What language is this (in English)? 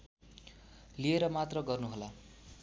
Nepali